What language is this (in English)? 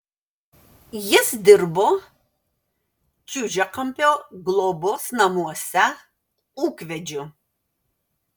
Lithuanian